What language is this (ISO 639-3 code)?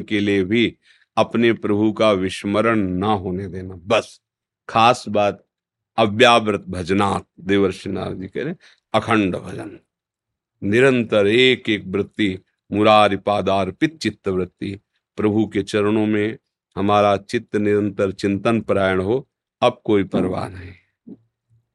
hin